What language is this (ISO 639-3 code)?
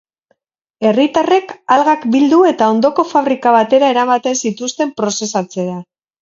eus